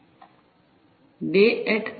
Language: Gujarati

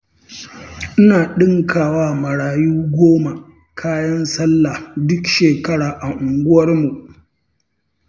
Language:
Hausa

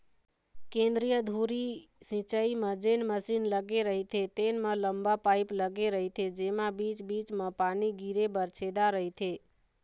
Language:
Chhattisgarhi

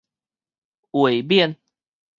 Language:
Min Nan Chinese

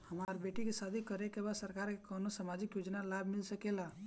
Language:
Bhojpuri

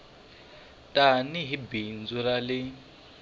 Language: Tsonga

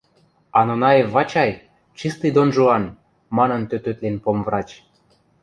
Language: Western Mari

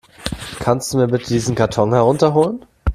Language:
German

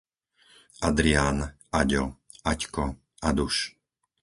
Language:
Slovak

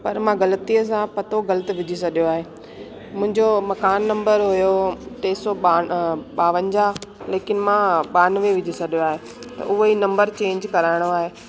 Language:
Sindhi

